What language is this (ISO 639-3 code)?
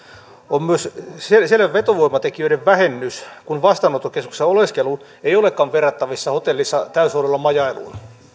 fin